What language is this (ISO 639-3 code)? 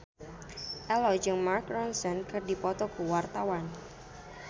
sun